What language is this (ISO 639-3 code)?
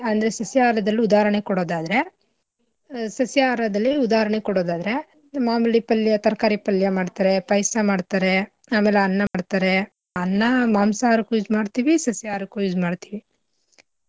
kan